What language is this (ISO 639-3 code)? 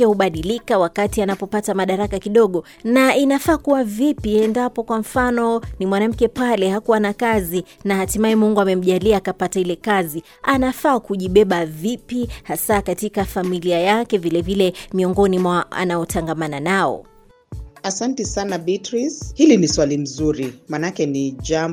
swa